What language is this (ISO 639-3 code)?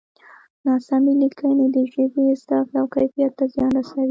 pus